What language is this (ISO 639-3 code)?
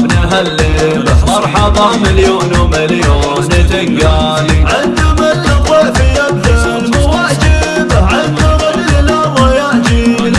ara